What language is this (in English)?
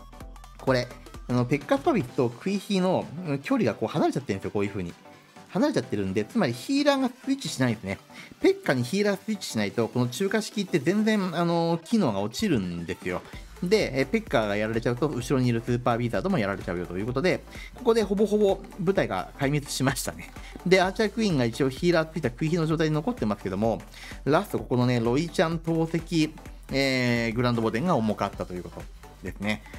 Japanese